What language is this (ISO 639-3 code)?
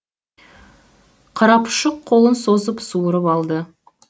kaz